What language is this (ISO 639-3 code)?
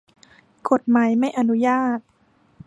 tha